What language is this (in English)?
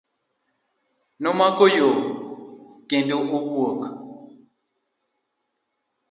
Luo (Kenya and Tanzania)